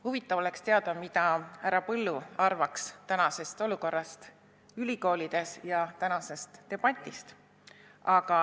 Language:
Estonian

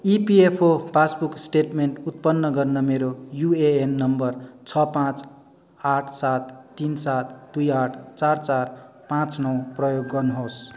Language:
Nepali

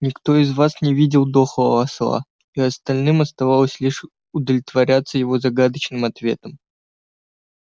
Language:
Russian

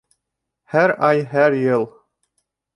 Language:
Bashkir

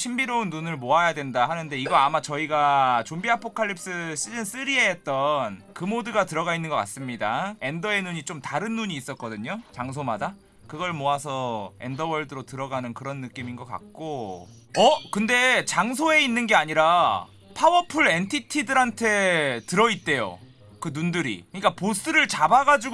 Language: Korean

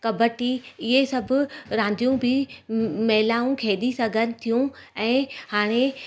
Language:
Sindhi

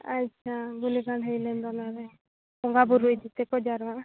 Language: Santali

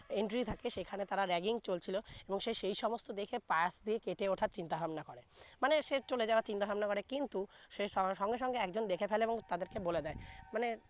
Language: Bangla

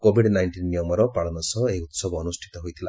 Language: Odia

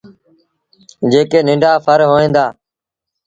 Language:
Sindhi Bhil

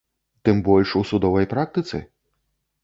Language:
Belarusian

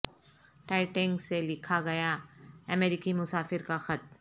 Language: Urdu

